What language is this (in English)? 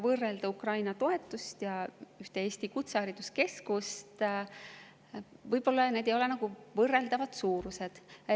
Estonian